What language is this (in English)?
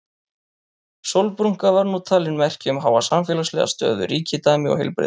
Icelandic